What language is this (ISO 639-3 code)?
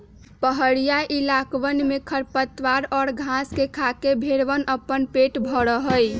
mag